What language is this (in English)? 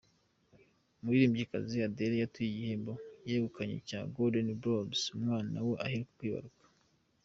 Kinyarwanda